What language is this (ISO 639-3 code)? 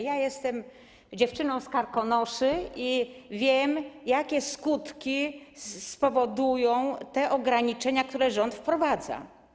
pol